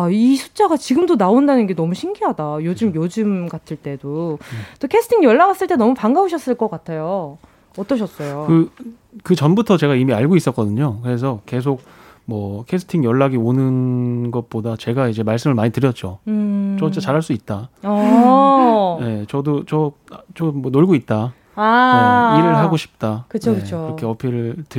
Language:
Korean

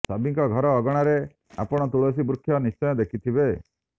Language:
Odia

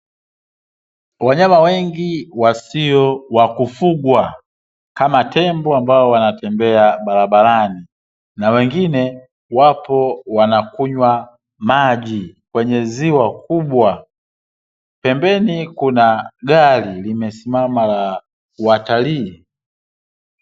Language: Swahili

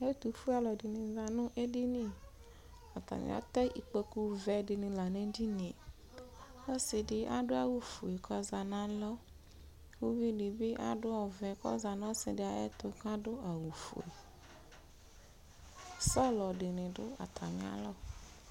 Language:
Ikposo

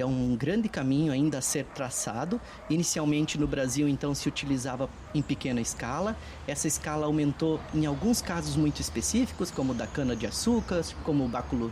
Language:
Portuguese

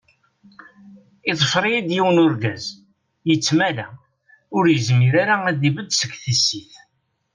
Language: Kabyle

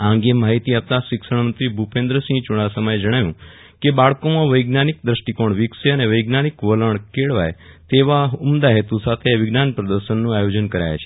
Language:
Gujarati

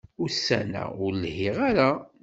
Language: Kabyle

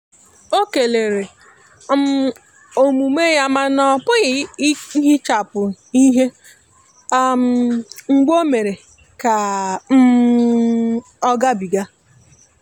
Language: Igbo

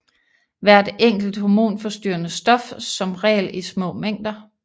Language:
Danish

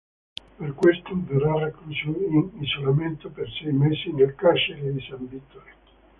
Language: Italian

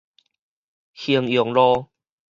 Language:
Min Nan Chinese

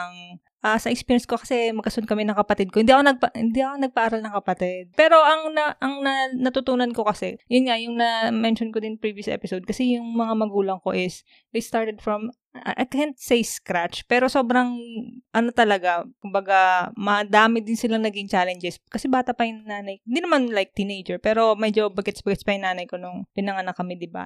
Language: Filipino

